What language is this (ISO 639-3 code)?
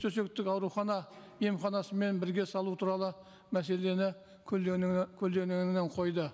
kaz